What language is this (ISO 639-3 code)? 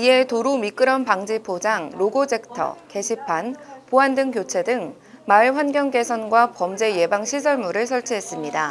kor